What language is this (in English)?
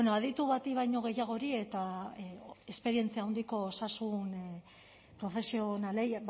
Basque